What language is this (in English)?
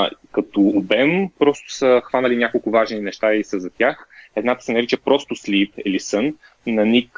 Bulgarian